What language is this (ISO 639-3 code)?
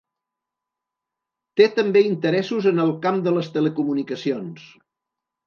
cat